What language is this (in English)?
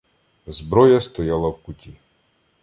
Ukrainian